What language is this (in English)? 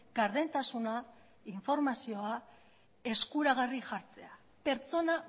Basque